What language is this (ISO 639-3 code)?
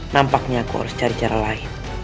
ind